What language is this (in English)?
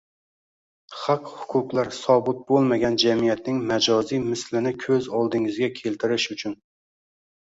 Uzbek